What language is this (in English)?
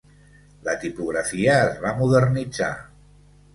Catalan